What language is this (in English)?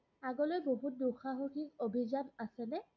Assamese